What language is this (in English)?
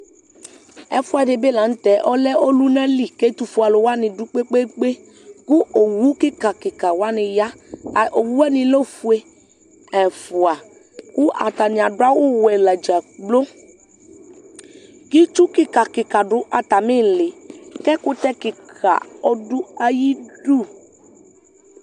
Ikposo